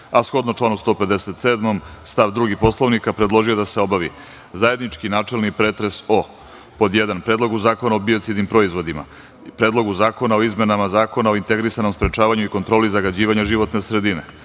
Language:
Serbian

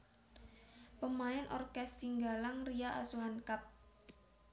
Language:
Javanese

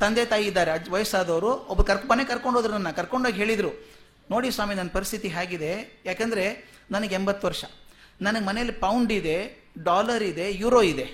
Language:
Kannada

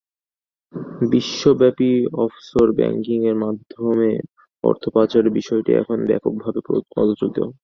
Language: Bangla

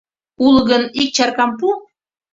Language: Mari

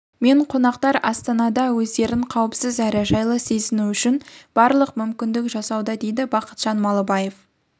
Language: Kazakh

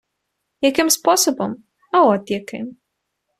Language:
Ukrainian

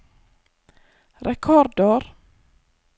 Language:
Norwegian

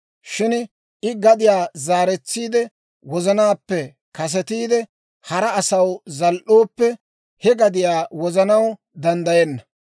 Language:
Dawro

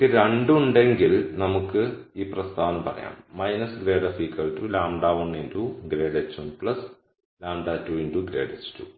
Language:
Malayalam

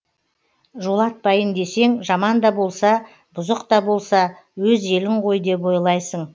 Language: Kazakh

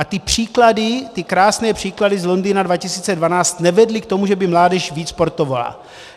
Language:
Czech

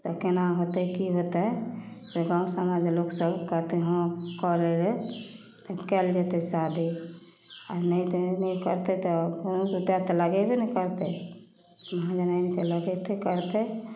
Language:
Maithili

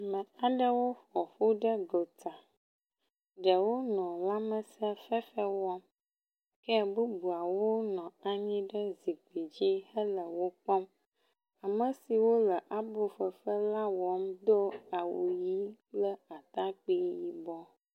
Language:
Ewe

